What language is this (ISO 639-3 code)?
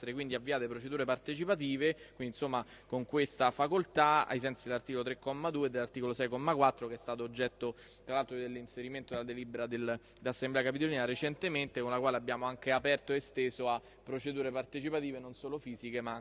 ita